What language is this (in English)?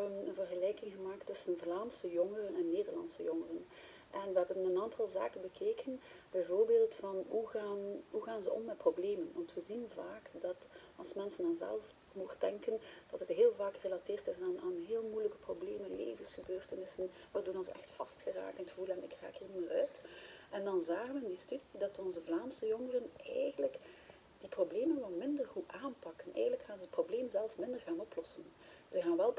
Dutch